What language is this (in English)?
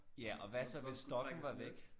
Danish